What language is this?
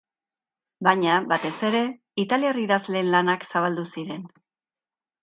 Basque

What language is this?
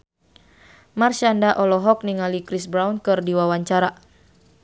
Sundanese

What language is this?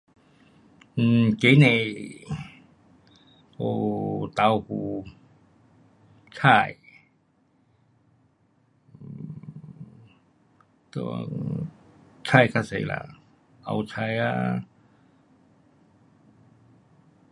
Pu-Xian Chinese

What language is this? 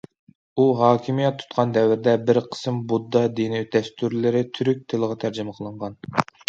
Uyghur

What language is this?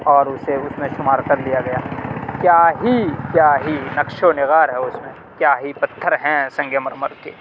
Urdu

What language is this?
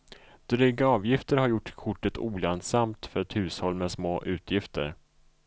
Swedish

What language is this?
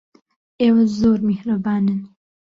Central Kurdish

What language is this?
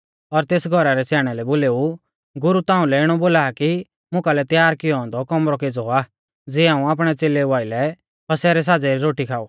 Mahasu Pahari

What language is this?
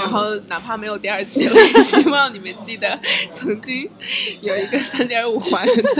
Chinese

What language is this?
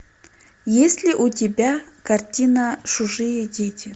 Russian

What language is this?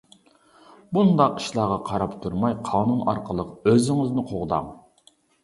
Uyghur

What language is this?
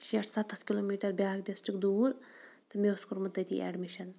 Kashmiri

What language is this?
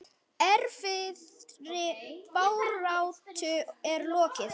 Icelandic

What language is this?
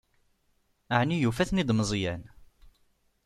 Kabyle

